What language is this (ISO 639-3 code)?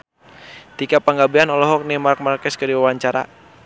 sun